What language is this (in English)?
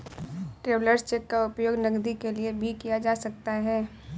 Hindi